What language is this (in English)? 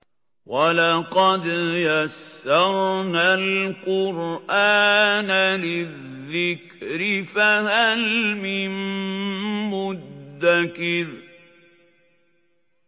Arabic